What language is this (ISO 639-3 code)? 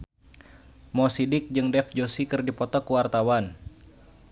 sun